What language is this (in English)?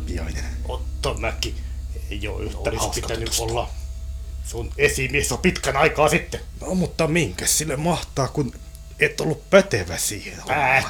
Finnish